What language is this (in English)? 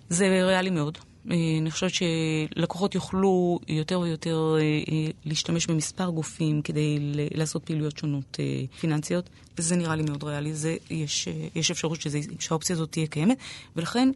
Hebrew